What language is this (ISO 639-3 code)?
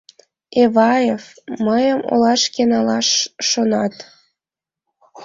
chm